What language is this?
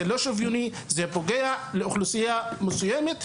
Hebrew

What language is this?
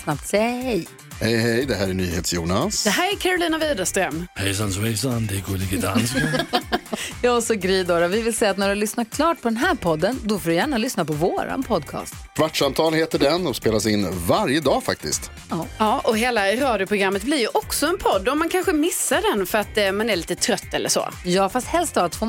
Swedish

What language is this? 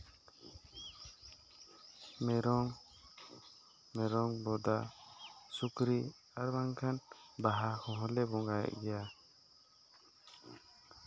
Santali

